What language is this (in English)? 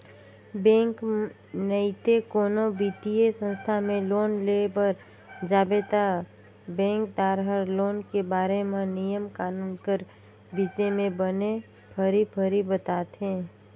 Chhattisgarhi